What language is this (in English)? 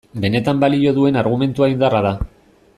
Basque